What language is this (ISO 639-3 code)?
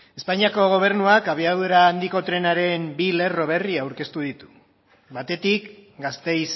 eus